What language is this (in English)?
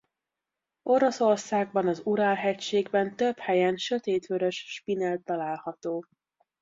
Hungarian